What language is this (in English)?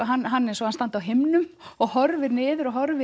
Icelandic